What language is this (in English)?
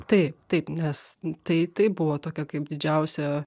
Lithuanian